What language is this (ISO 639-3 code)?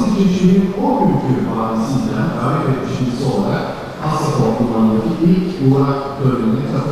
tur